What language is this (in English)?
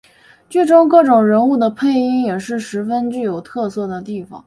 Chinese